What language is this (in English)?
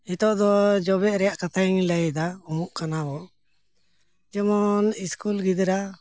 Santali